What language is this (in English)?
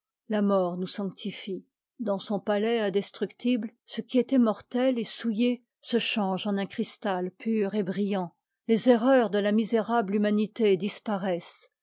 French